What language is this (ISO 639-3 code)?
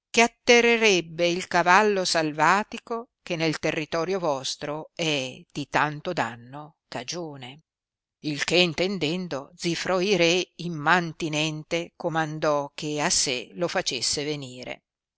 ita